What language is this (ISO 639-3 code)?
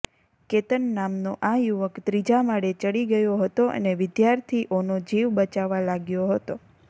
guj